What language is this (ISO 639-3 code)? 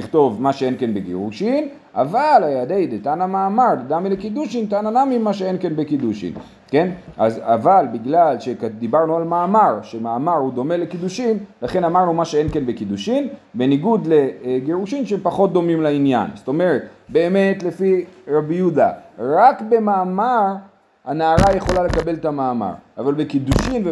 heb